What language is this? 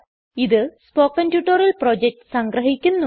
Malayalam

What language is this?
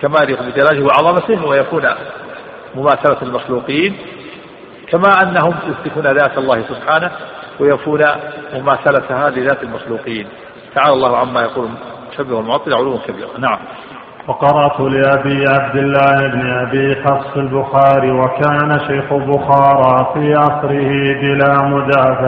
Arabic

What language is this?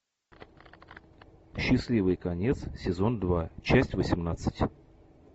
Russian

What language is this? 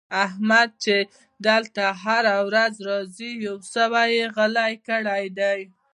Pashto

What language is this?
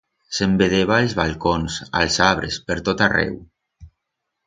Aragonese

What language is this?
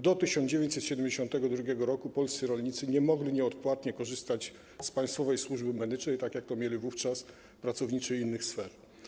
Polish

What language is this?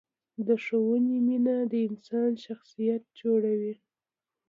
Pashto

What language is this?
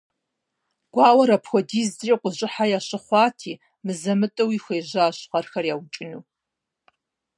Kabardian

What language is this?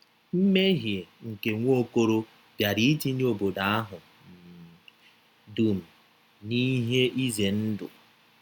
Igbo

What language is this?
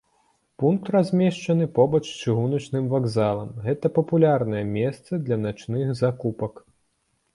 Belarusian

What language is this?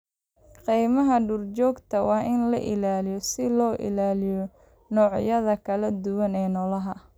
Somali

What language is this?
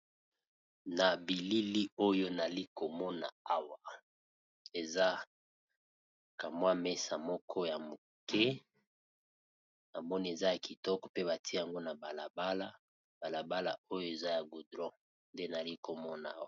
Lingala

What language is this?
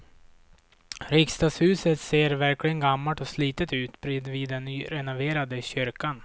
Swedish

